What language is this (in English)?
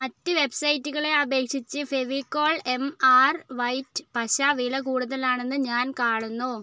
Malayalam